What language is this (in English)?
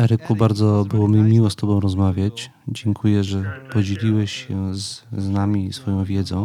Polish